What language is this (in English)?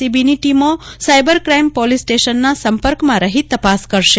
Gujarati